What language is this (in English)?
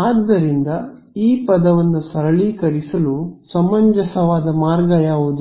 Kannada